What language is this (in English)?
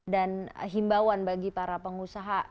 Indonesian